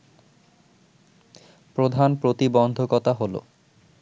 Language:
Bangla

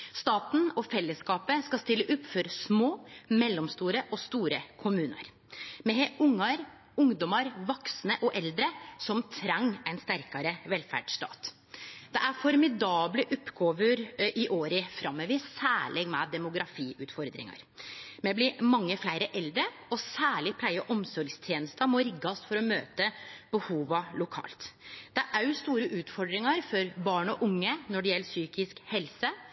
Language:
Norwegian Nynorsk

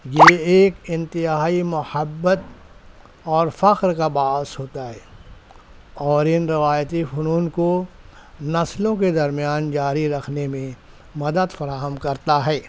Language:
Urdu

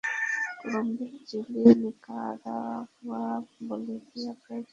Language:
Bangla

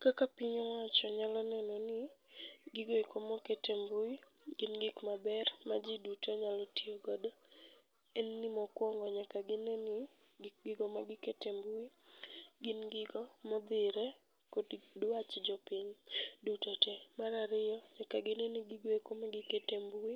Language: Luo (Kenya and Tanzania)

